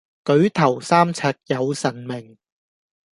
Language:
Cantonese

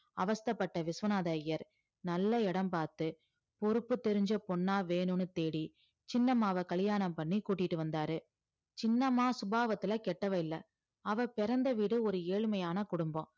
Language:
Tamil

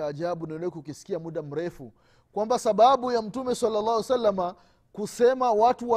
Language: Swahili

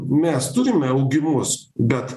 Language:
Lithuanian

